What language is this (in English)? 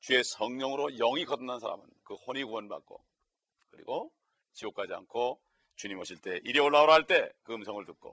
Korean